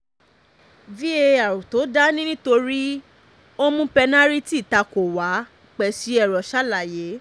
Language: Yoruba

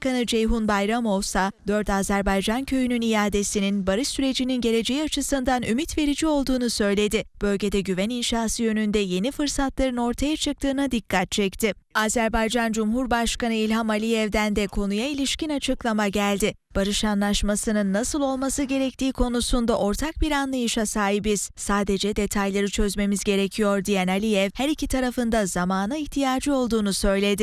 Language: Turkish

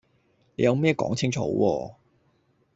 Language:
Cantonese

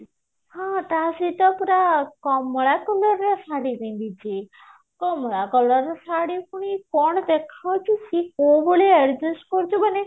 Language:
Odia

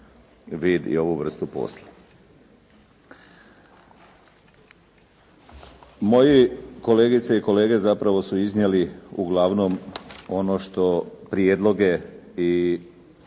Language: Croatian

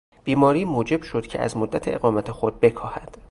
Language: Persian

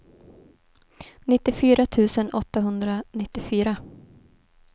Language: Swedish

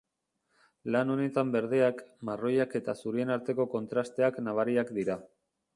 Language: Basque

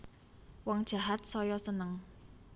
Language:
Javanese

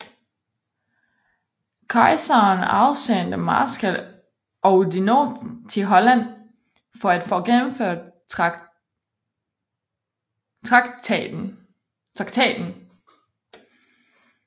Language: Danish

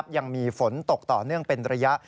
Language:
Thai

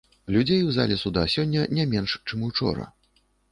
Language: Belarusian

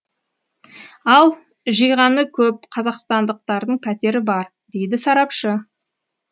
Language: Kazakh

